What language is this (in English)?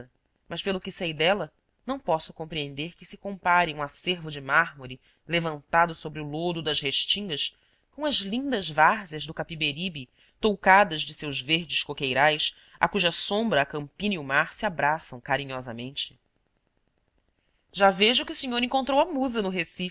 Portuguese